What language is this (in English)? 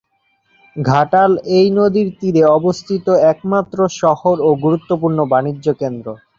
Bangla